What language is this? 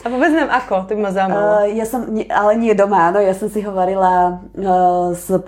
Slovak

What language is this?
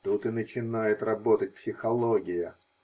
Russian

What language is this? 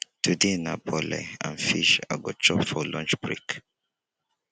Nigerian Pidgin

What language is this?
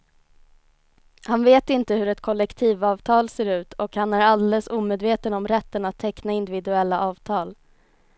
Swedish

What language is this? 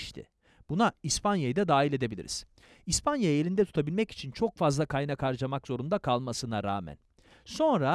Turkish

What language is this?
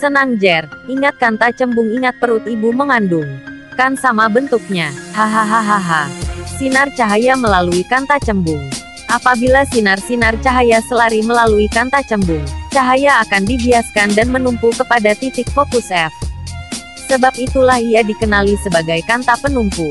Indonesian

